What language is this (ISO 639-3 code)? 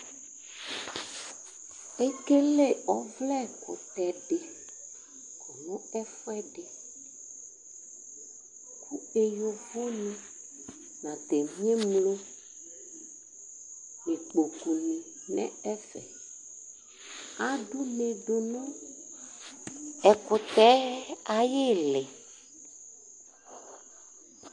kpo